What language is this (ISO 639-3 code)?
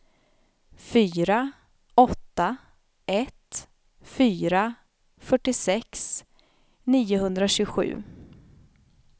swe